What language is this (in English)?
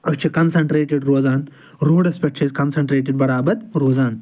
Kashmiri